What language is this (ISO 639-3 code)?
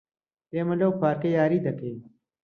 ckb